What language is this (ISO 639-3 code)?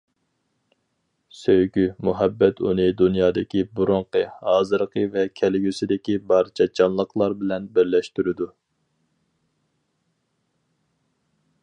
uig